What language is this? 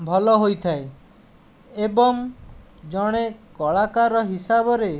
Odia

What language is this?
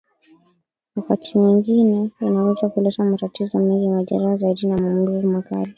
Swahili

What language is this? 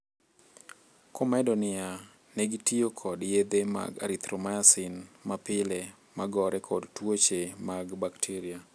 Luo (Kenya and Tanzania)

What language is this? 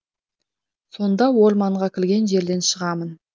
Kazakh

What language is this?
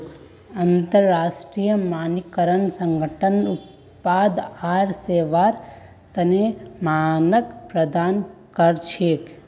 Magahi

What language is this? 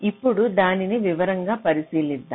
Telugu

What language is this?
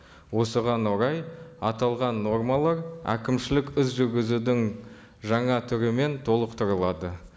Kazakh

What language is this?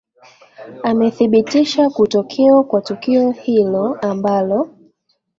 Swahili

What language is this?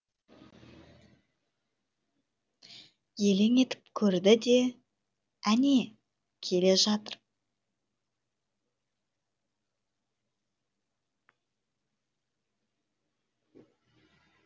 Kazakh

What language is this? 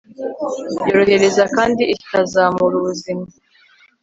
Kinyarwanda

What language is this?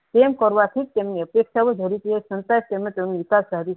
Gujarati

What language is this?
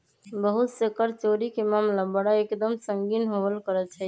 Magahi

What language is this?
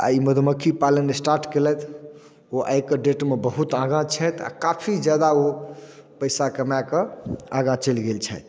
Maithili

